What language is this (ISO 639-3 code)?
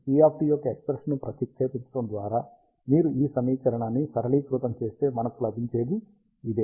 tel